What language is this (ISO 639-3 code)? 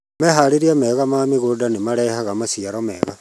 kik